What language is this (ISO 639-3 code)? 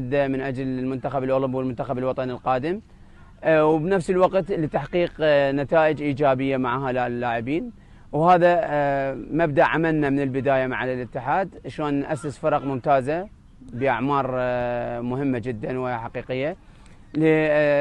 ara